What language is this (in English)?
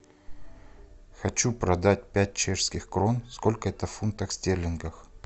Russian